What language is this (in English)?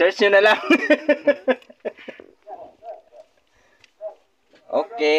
Indonesian